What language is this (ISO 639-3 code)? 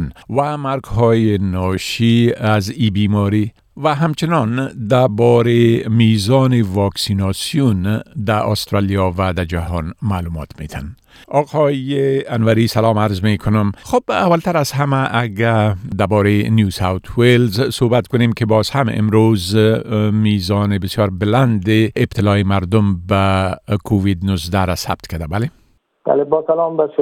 fas